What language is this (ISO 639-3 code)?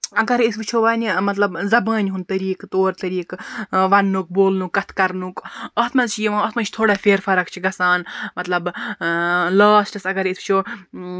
kas